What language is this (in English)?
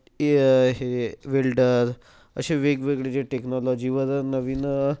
Marathi